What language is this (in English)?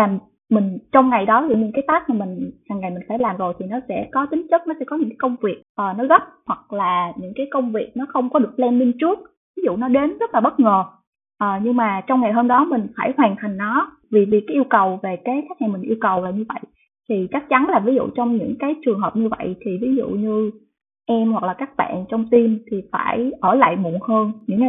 Vietnamese